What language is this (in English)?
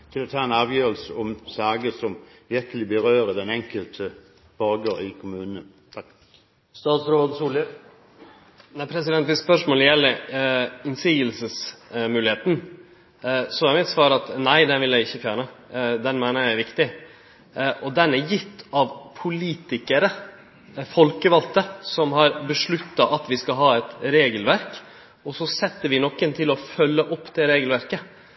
Norwegian